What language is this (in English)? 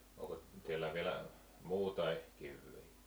Finnish